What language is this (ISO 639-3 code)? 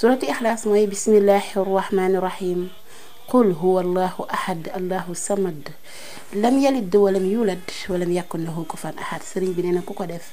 ara